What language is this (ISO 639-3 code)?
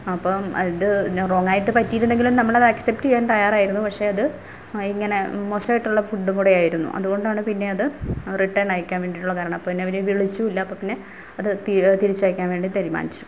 mal